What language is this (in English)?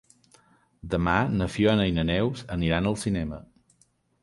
Catalan